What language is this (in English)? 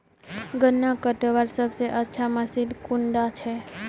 Magahi